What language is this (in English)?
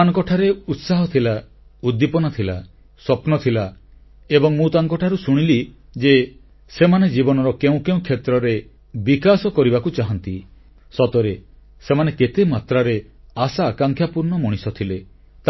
Odia